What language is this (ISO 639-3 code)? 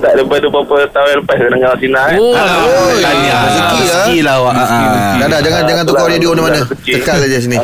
msa